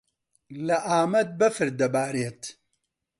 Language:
Central Kurdish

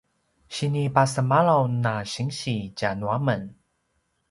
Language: Paiwan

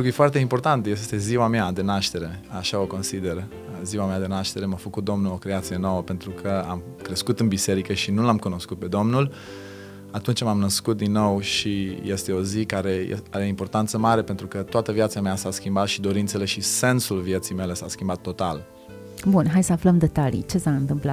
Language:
Romanian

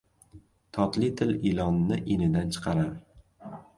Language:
Uzbek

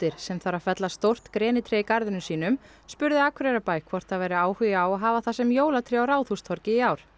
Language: Icelandic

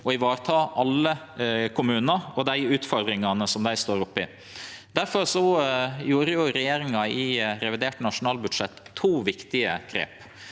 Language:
Norwegian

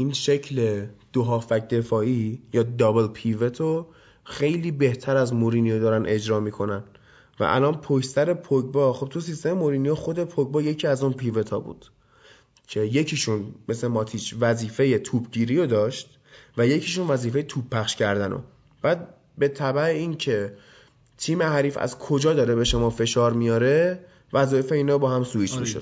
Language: Persian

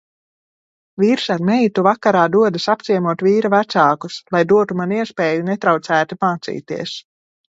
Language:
Latvian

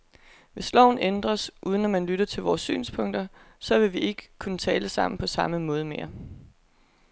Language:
Danish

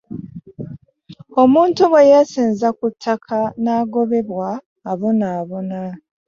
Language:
Ganda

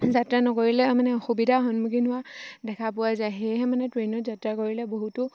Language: Assamese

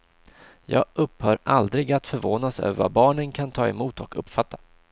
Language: Swedish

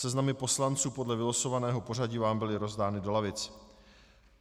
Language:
Czech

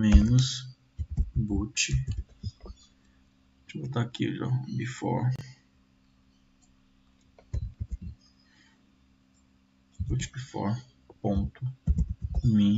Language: Portuguese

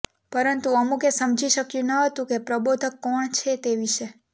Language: Gujarati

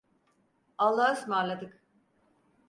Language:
Turkish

